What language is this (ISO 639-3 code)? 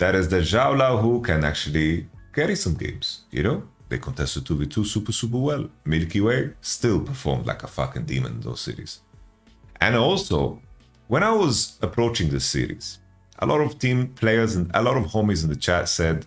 eng